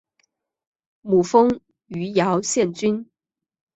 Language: Chinese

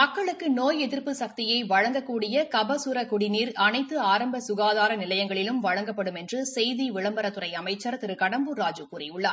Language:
Tamil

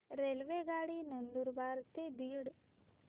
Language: Marathi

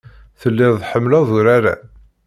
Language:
Kabyle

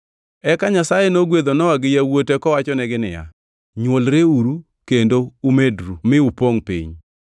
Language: Luo (Kenya and Tanzania)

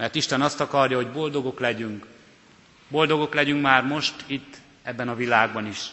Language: Hungarian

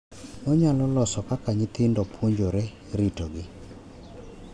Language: Luo (Kenya and Tanzania)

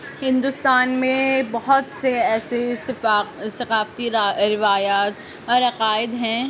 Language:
Urdu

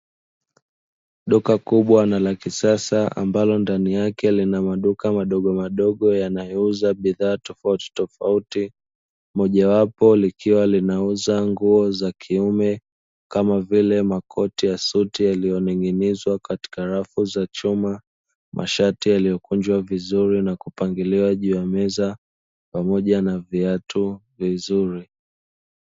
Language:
Swahili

